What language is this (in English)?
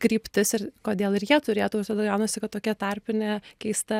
Lithuanian